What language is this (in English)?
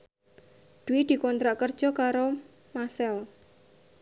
Javanese